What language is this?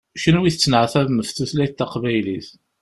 Kabyle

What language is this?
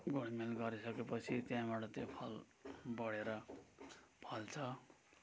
Nepali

